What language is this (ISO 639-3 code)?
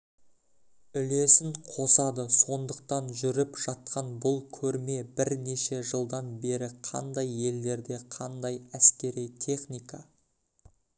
kaz